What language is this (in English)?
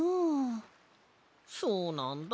Japanese